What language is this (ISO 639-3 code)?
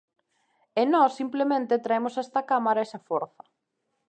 glg